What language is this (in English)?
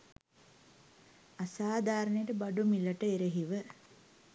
Sinhala